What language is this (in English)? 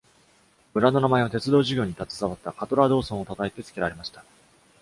Japanese